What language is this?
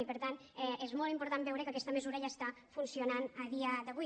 Catalan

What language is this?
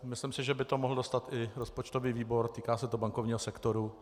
Czech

